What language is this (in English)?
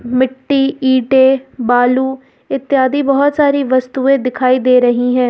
Hindi